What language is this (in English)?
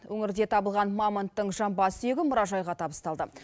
Kazakh